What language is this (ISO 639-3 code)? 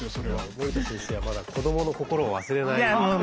jpn